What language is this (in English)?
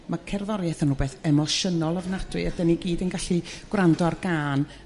Welsh